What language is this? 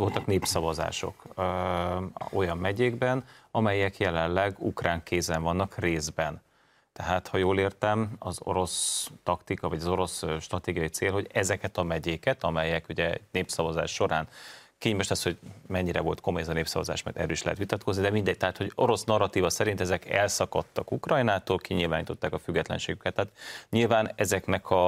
Hungarian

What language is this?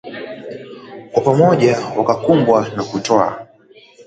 Swahili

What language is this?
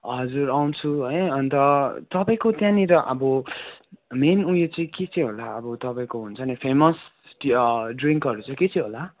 Nepali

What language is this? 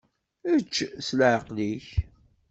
Kabyle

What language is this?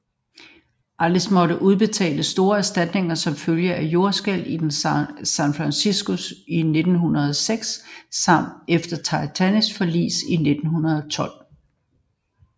Danish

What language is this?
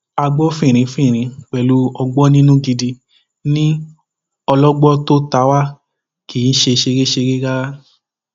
Yoruba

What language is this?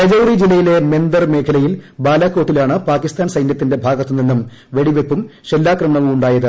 Malayalam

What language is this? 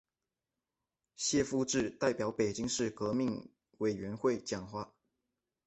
Chinese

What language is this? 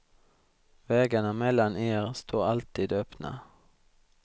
Swedish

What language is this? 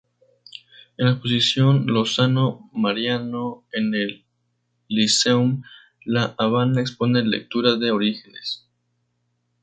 Spanish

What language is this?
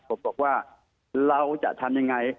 Thai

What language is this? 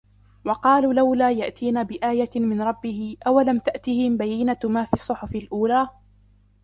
Arabic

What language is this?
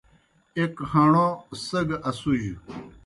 Kohistani Shina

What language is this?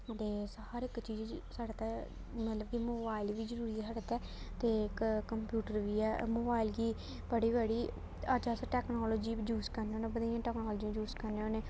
Dogri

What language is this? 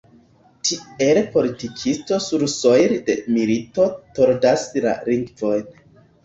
Esperanto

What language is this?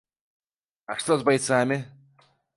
Belarusian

